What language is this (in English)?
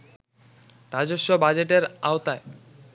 Bangla